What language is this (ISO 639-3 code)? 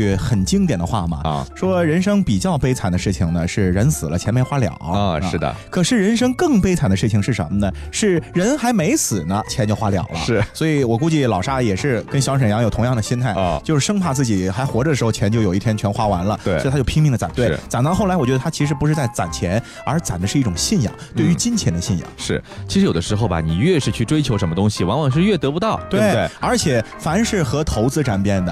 zho